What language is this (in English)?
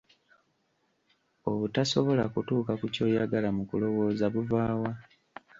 Ganda